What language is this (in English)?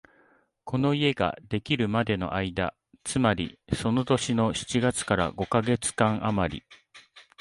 Japanese